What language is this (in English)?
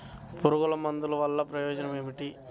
Telugu